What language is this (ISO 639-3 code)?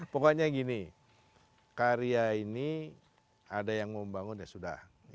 ind